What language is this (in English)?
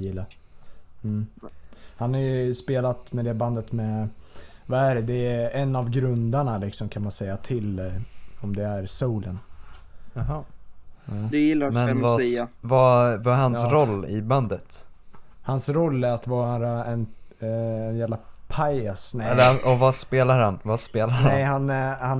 Swedish